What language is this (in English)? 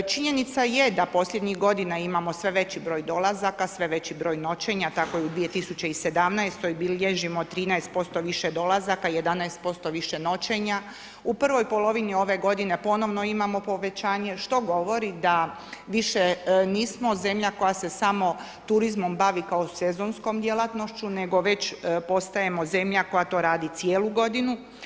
Croatian